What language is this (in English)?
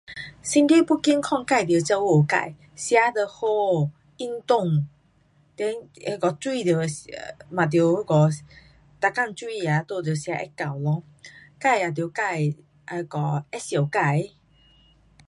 Pu-Xian Chinese